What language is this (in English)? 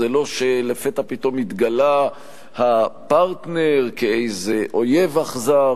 Hebrew